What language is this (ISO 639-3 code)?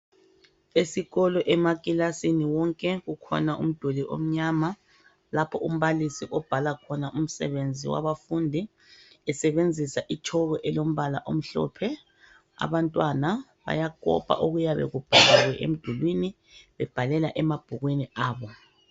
nde